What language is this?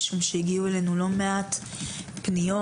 Hebrew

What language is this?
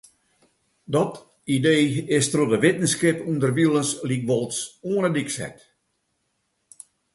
Western Frisian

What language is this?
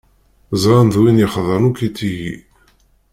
Kabyle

